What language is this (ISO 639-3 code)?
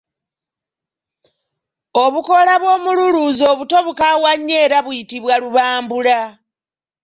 lug